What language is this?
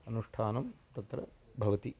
Sanskrit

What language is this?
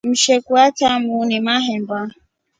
Rombo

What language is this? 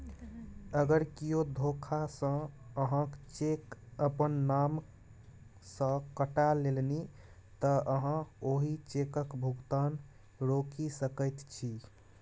Maithili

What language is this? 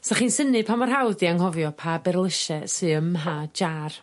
Welsh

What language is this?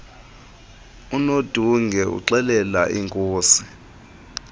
Xhosa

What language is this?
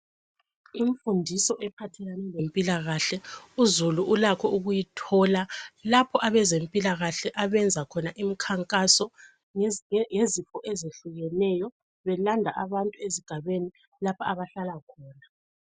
North Ndebele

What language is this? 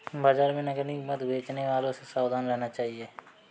Hindi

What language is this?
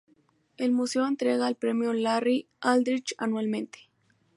Spanish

